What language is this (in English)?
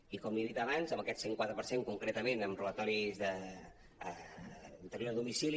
Catalan